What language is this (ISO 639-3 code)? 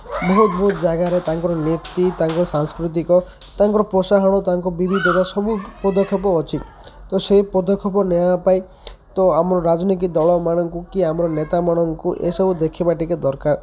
ori